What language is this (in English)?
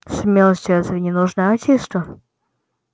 Russian